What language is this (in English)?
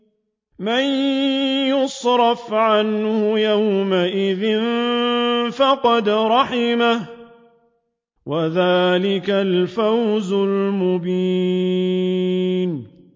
Arabic